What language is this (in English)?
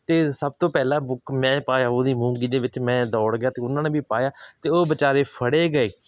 Punjabi